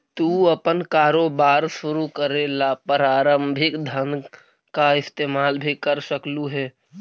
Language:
Magahi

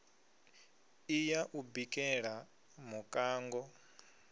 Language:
Venda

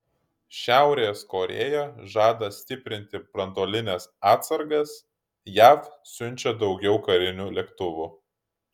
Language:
Lithuanian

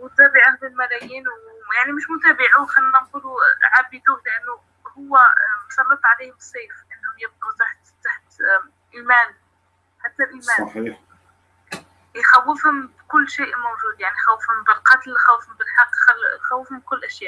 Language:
Arabic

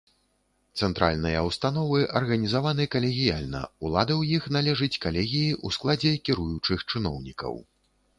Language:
Belarusian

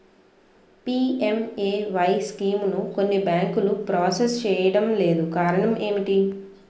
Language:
Telugu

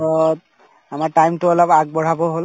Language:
Assamese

